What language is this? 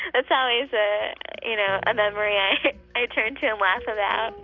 English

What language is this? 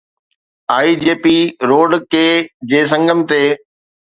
Sindhi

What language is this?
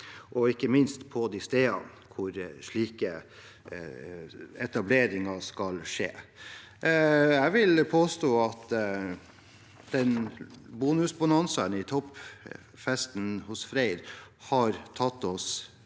Norwegian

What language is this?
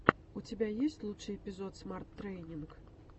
Russian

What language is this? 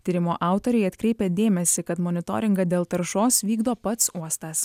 Lithuanian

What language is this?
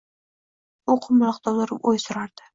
Uzbek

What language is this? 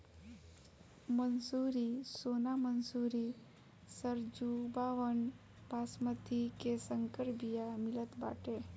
Bhojpuri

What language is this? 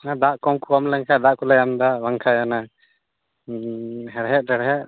Santali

